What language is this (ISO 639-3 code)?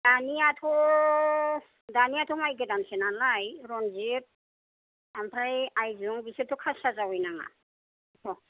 brx